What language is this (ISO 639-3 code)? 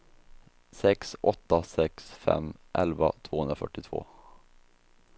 swe